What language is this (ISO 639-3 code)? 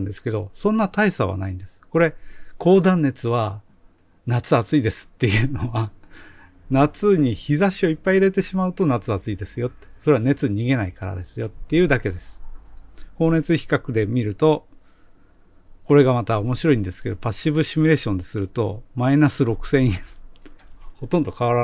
jpn